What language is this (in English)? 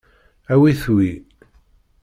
Kabyle